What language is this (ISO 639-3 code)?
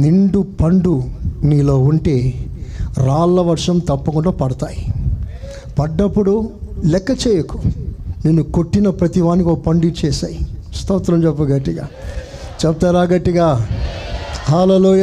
tel